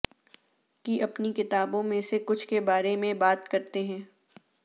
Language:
Urdu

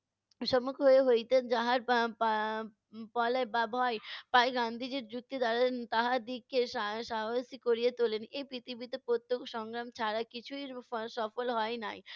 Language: Bangla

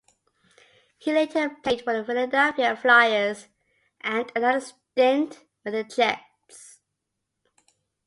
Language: English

